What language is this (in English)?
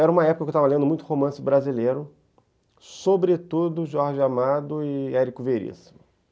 Portuguese